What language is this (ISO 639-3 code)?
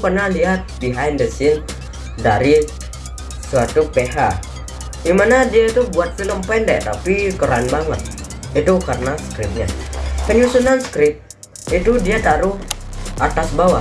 ind